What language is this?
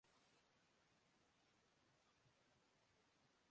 Urdu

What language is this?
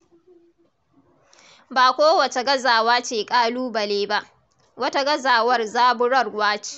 Hausa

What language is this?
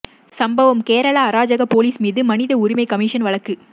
Tamil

